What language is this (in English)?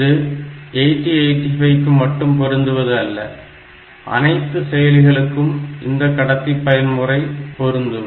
Tamil